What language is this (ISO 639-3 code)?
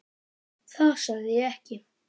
isl